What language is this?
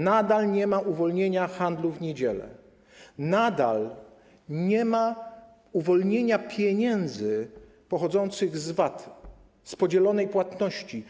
Polish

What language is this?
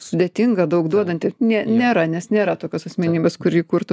Lithuanian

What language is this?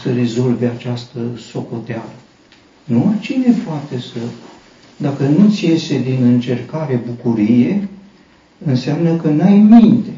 Romanian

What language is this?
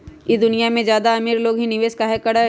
Magahi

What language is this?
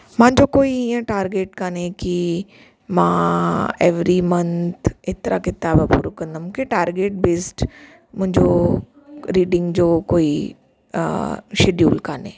Sindhi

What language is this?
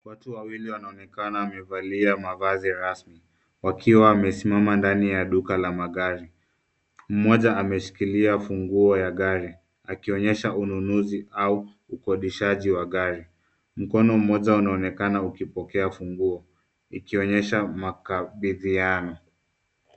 Swahili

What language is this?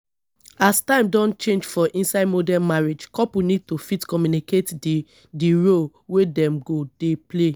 Nigerian Pidgin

